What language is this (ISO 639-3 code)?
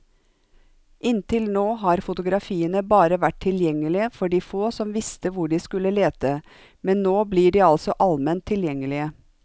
nor